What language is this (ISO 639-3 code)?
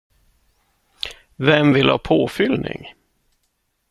swe